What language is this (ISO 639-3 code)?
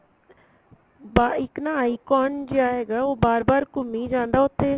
pan